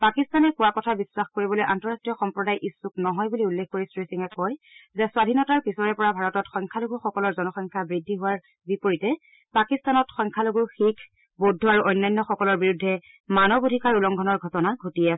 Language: Assamese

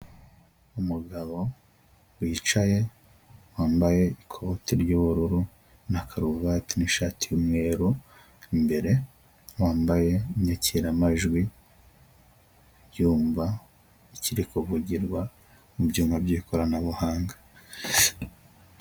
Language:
Kinyarwanda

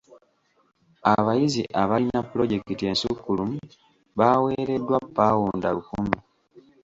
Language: Ganda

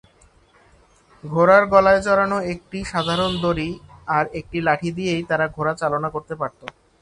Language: Bangla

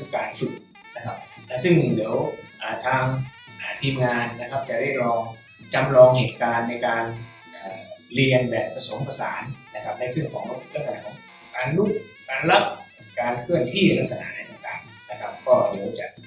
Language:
Thai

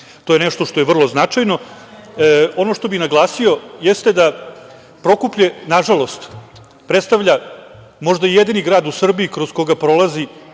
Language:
Serbian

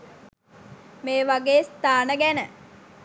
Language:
Sinhala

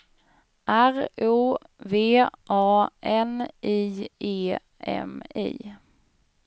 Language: Swedish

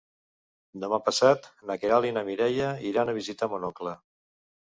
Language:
Catalan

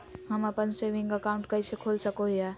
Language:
Magahi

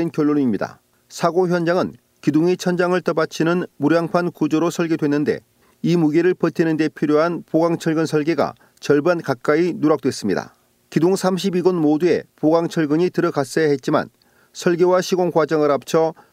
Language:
Korean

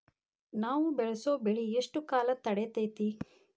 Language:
Kannada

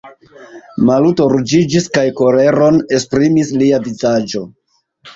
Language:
Esperanto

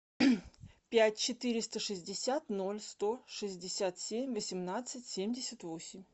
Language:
Russian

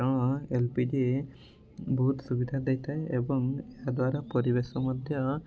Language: Odia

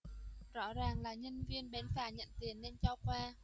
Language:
Vietnamese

